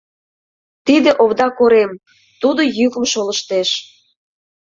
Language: Mari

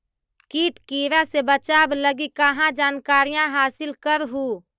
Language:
Magahi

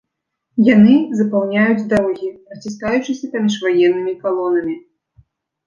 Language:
Belarusian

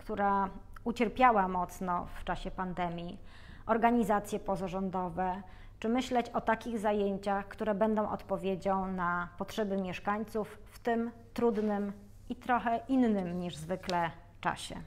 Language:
Polish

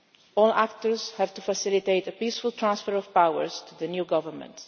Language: English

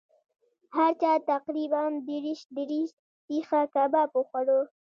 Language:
Pashto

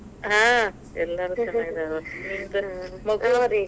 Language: Kannada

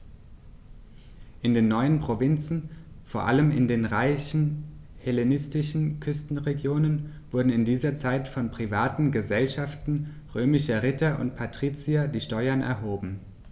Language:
German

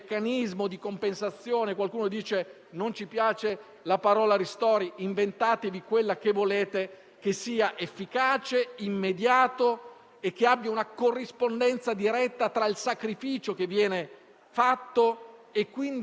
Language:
Italian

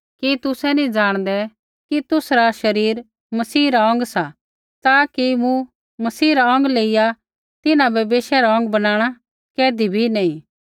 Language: Kullu Pahari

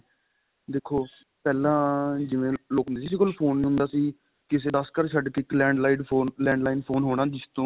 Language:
Punjabi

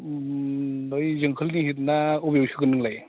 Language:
Bodo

